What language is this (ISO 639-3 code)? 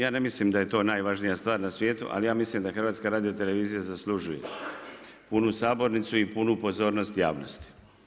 hrv